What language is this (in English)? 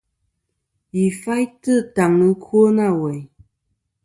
Kom